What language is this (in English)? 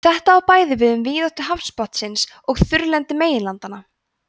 Icelandic